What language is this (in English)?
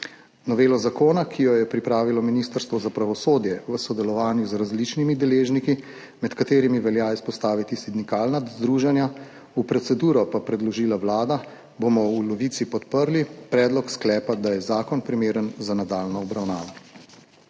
Slovenian